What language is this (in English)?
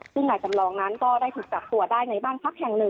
Thai